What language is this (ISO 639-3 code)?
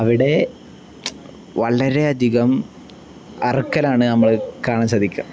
mal